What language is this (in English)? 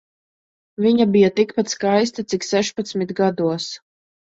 Latvian